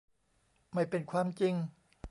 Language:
Thai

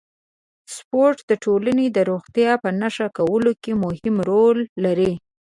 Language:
Pashto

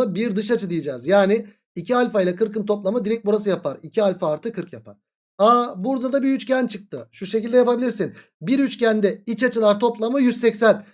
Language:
Turkish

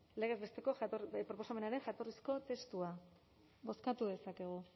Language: Basque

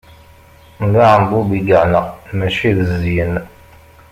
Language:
Kabyle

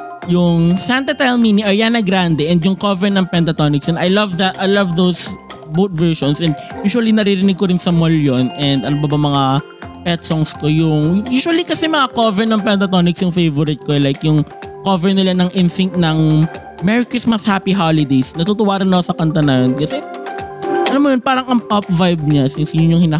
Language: Filipino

